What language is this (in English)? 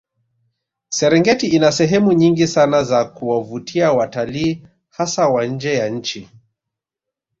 Swahili